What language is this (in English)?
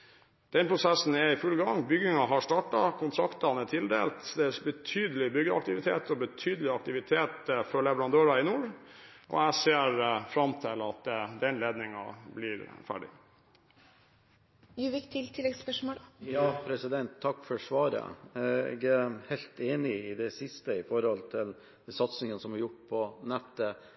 Norwegian Bokmål